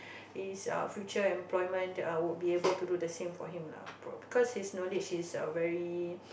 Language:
English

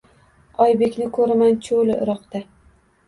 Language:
Uzbek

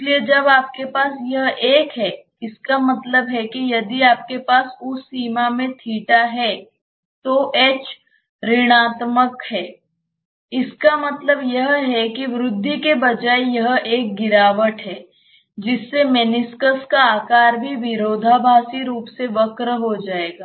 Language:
Hindi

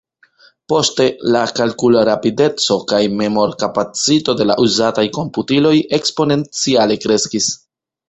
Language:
Esperanto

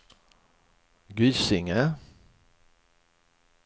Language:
Swedish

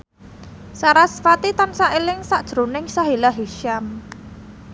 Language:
Javanese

